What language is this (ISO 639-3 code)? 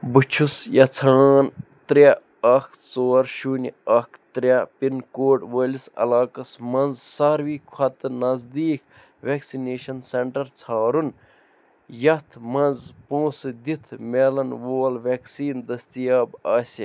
kas